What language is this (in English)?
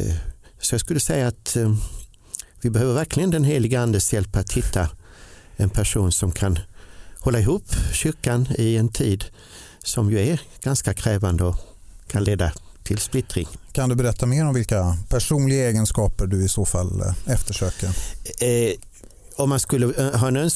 Swedish